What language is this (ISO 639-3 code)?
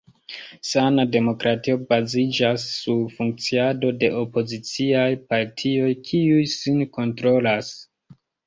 epo